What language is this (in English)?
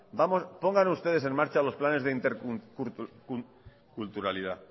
Spanish